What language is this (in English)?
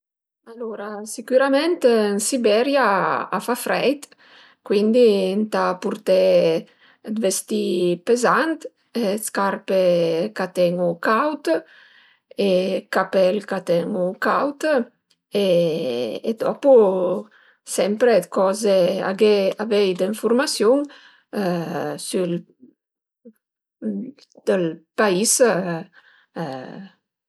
Piedmontese